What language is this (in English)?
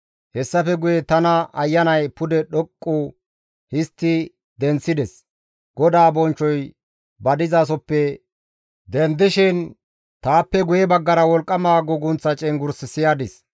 Gamo